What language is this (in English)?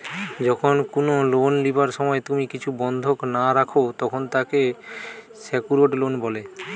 Bangla